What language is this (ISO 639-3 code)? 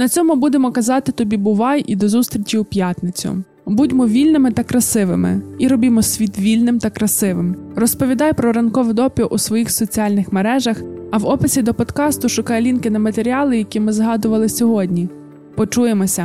ukr